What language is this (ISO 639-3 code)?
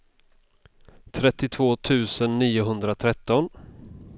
swe